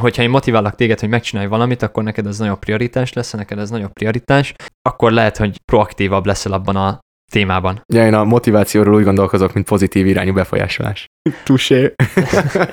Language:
Hungarian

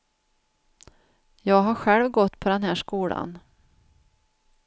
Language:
Swedish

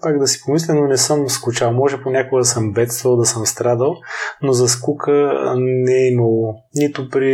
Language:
Bulgarian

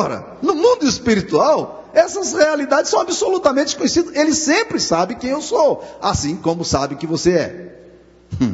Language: Portuguese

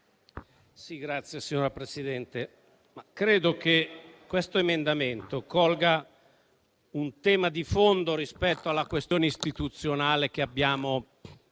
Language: Italian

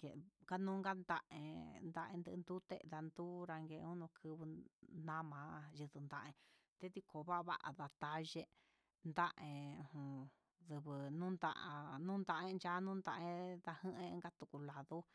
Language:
Huitepec Mixtec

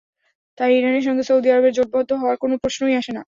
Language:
Bangla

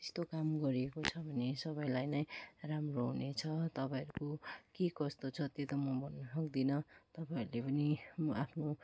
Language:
Nepali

